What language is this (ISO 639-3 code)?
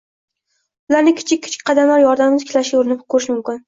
uzb